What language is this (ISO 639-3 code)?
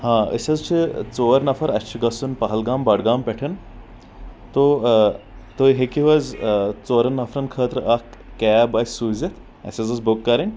kas